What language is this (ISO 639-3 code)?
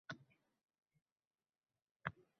uzb